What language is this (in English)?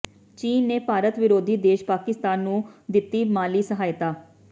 Punjabi